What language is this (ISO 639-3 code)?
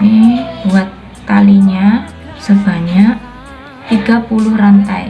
ind